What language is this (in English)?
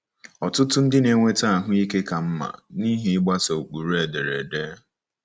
Igbo